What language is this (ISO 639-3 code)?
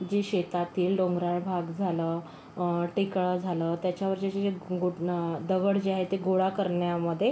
mar